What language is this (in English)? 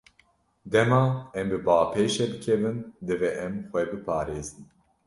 Kurdish